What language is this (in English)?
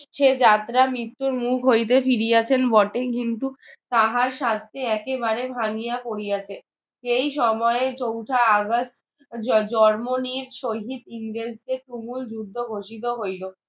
Bangla